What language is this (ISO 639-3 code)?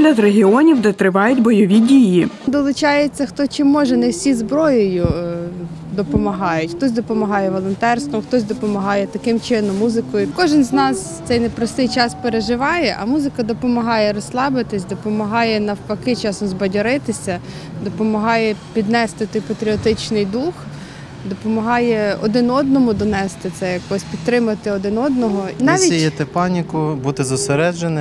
ukr